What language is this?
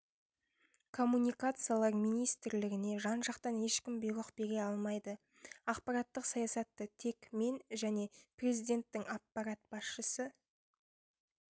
Kazakh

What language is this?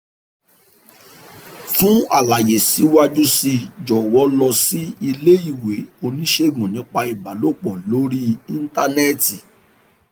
Yoruba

